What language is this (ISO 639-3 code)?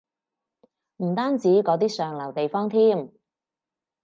yue